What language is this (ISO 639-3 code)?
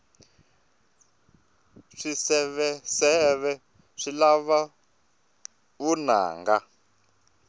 tso